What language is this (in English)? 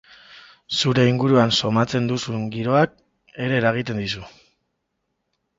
Basque